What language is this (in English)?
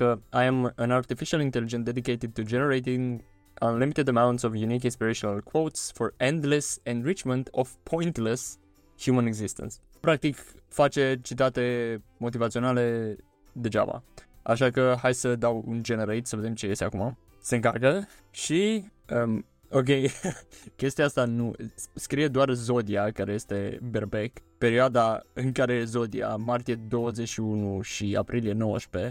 Romanian